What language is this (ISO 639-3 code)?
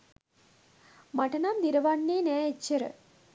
sin